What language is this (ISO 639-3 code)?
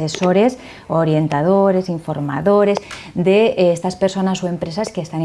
spa